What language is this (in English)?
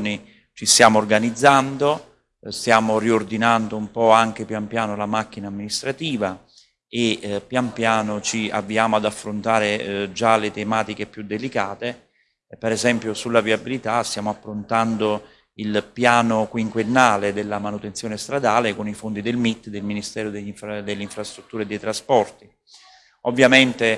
Italian